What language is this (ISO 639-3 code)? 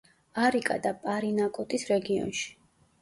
kat